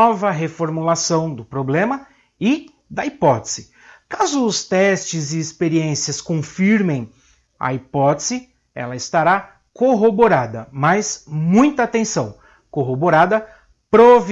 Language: Portuguese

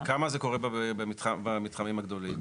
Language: Hebrew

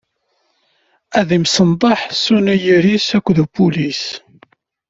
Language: Kabyle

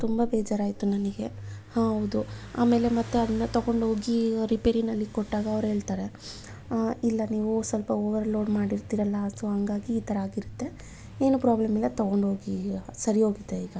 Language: Kannada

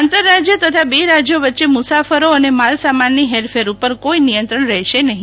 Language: Gujarati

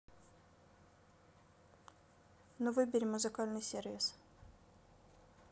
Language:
Russian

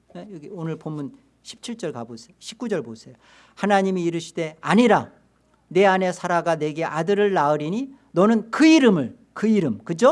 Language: Korean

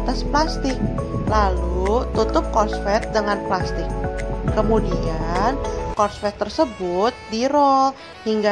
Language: Indonesian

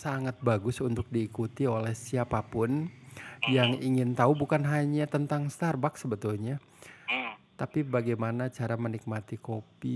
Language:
Indonesian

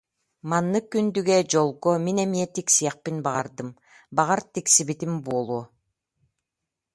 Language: Yakut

